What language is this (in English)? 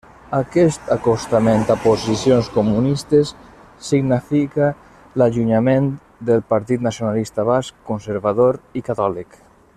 Catalan